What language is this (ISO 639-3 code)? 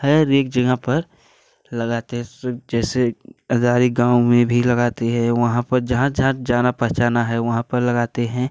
hin